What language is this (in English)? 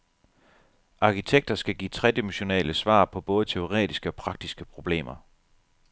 Danish